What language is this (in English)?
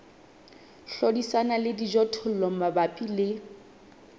Southern Sotho